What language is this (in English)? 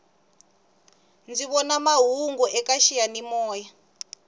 Tsonga